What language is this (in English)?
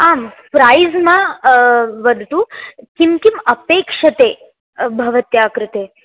Sanskrit